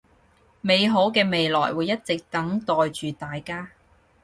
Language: Cantonese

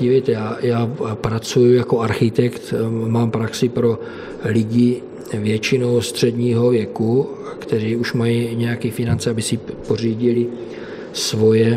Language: Czech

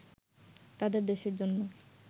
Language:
Bangla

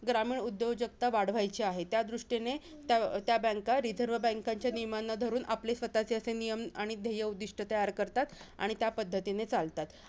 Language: Marathi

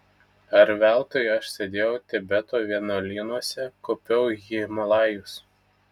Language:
Lithuanian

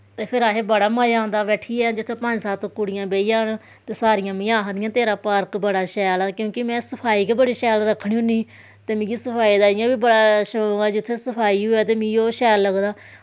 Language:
Dogri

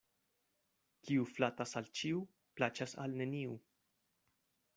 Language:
Esperanto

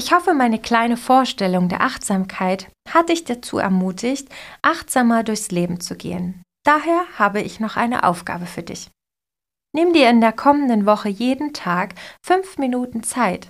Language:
German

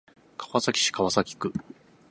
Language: Japanese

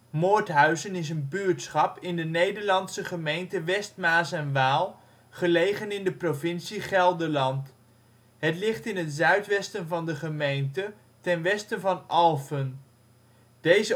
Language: Dutch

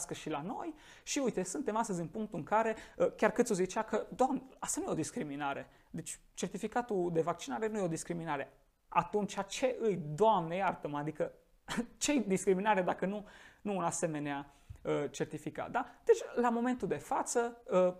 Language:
Romanian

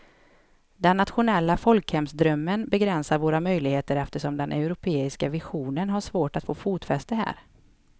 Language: Swedish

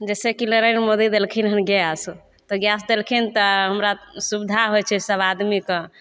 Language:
Maithili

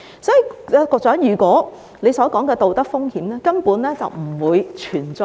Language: Cantonese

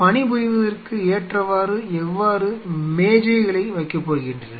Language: Tamil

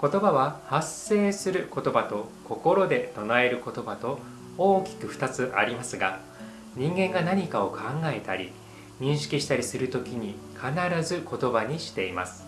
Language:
Japanese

